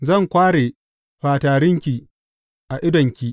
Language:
Hausa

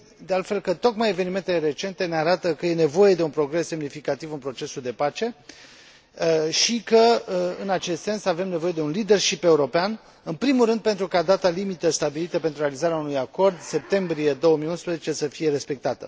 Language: Romanian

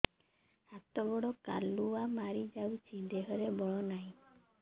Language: Odia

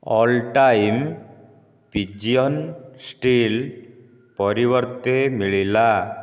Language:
Odia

